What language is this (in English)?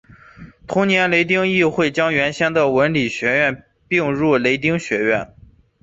Chinese